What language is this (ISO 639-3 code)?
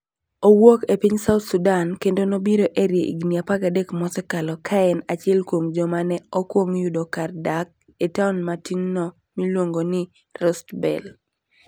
luo